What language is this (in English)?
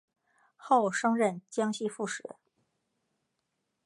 Chinese